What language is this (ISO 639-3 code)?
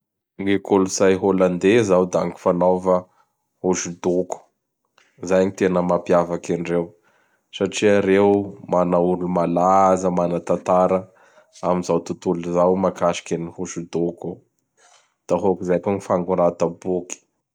bhr